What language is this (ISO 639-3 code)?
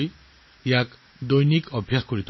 asm